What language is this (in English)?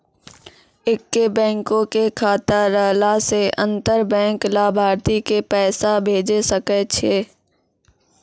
Maithili